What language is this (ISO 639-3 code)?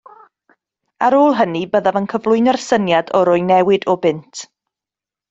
cym